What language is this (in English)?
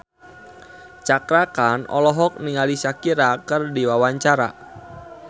Sundanese